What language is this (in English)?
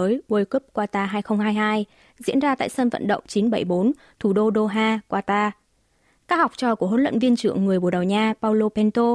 Vietnamese